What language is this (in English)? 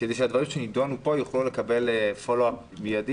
Hebrew